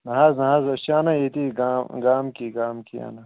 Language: Kashmiri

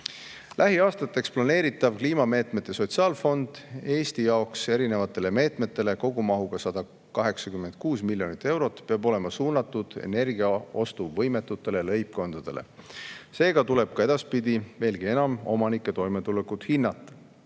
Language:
Estonian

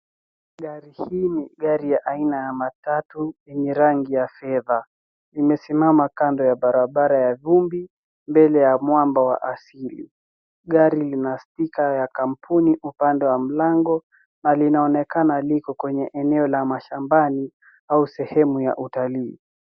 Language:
Swahili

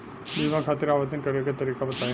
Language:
Bhojpuri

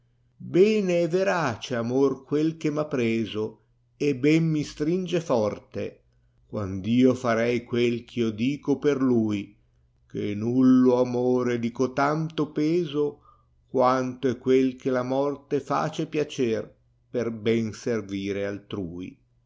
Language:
Italian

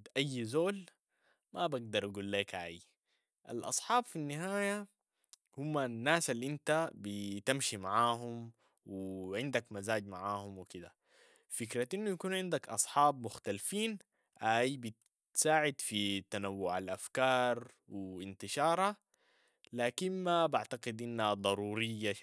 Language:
Sudanese Arabic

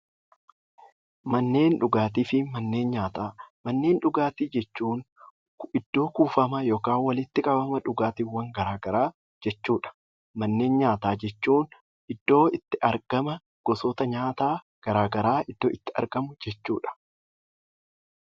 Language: Oromo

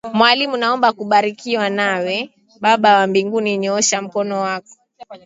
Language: Swahili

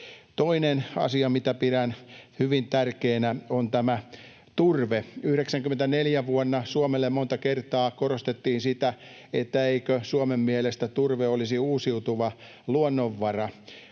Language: Finnish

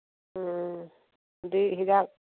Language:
Manipuri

